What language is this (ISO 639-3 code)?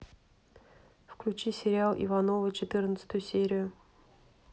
rus